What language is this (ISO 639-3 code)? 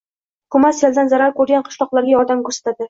uzb